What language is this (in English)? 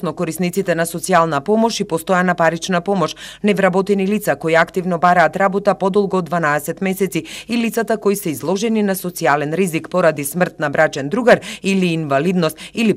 Macedonian